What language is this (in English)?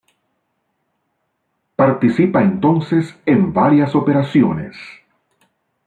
Spanish